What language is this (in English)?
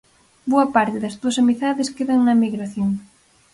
Galician